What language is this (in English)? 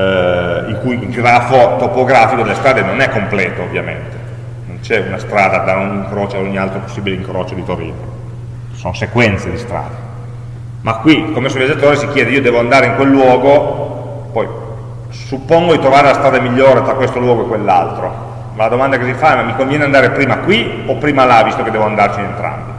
Italian